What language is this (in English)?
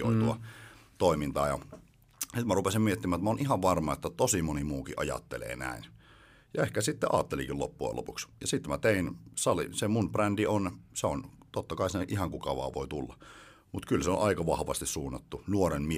Finnish